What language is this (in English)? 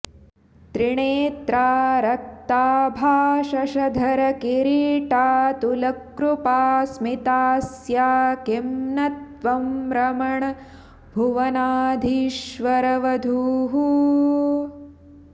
Sanskrit